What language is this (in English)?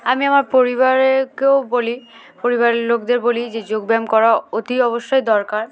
Bangla